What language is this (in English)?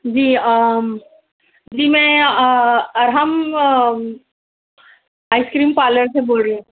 Urdu